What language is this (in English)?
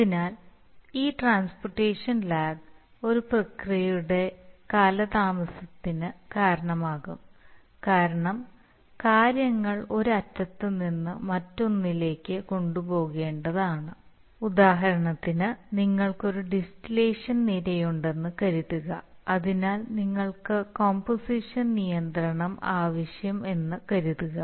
Malayalam